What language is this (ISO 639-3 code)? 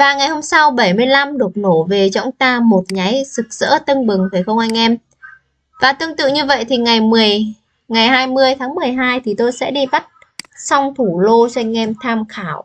vie